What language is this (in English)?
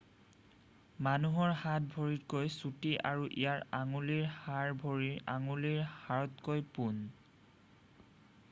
Assamese